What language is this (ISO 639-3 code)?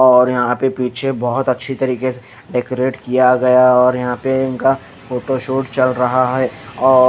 hin